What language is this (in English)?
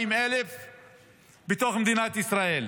Hebrew